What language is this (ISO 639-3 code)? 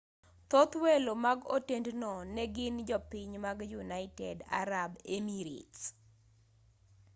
luo